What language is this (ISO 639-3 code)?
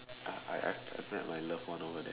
eng